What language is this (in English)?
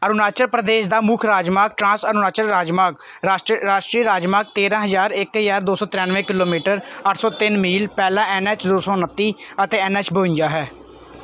Punjabi